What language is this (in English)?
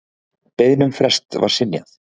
Icelandic